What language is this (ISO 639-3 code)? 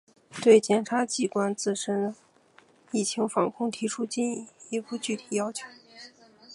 zho